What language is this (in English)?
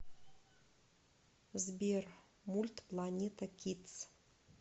Russian